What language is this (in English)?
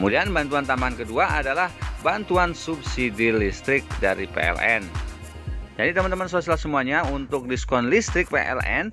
Indonesian